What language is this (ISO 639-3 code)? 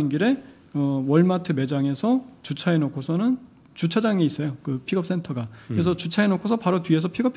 kor